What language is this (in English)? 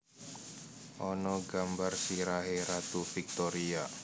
Javanese